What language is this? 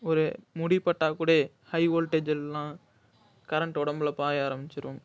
Tamil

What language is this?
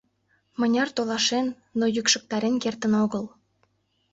Mari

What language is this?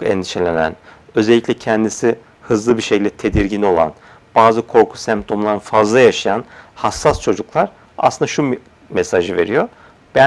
Turkish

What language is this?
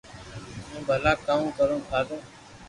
Loarki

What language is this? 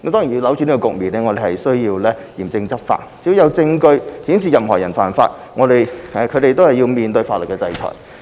Cantonese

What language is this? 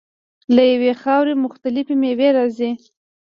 Pashto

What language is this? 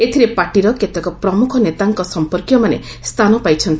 Odia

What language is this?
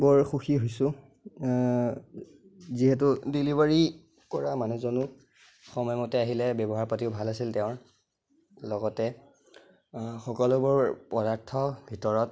Assamese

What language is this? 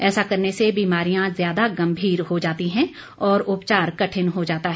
Hindi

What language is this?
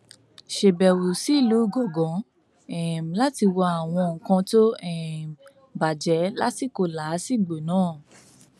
Yoruba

